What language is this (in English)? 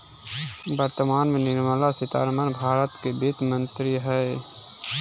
Magahi